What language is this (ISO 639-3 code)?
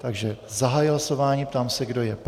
ces